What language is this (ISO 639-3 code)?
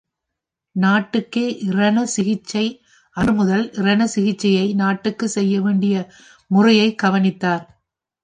tam